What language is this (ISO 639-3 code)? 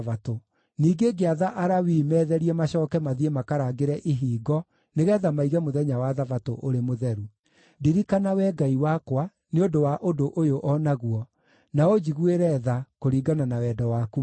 kik